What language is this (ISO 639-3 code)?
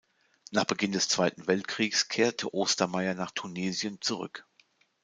deu